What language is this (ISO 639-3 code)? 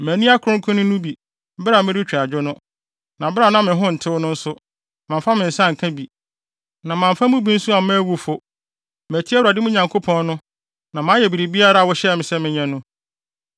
aka